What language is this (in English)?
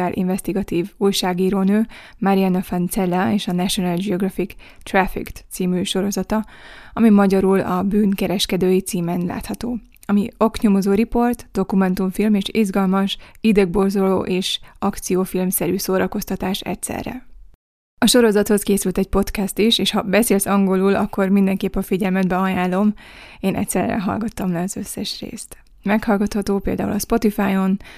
Hungarian